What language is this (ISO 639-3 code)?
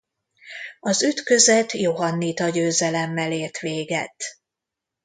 hun